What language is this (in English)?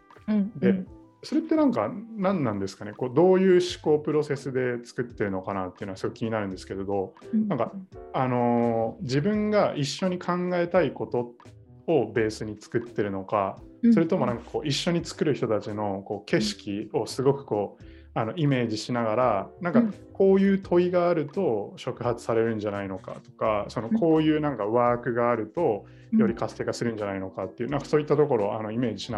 Japanese